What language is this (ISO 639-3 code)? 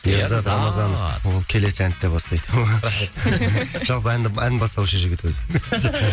kaz